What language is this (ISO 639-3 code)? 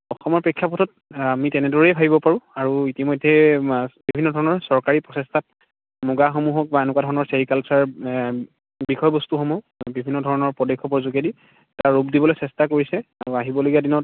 asm